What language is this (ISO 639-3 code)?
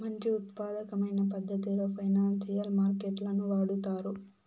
tel